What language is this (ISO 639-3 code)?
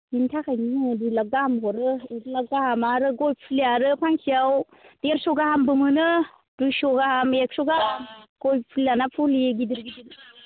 brx